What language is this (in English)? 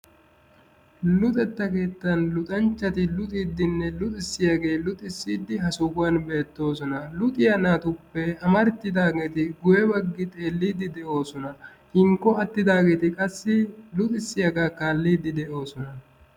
Wolaytta